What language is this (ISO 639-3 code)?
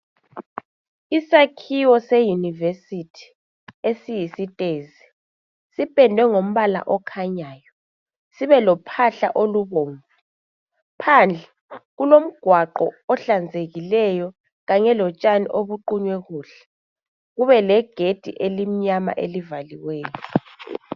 nde